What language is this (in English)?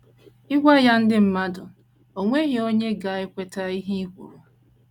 Igbo